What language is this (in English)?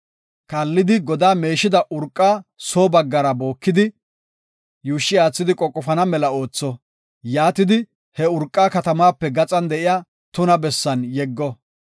Gofa